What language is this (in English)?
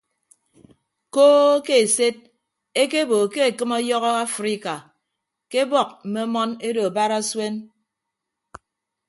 Ibibio